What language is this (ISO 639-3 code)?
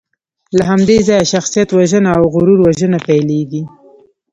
pus